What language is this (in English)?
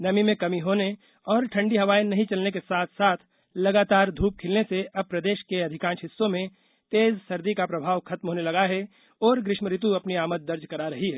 Hindi